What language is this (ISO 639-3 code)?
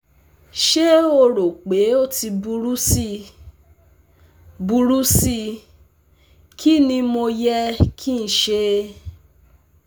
yor